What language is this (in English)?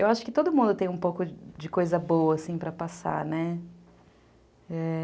Portuguese